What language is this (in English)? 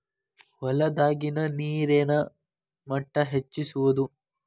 Kannada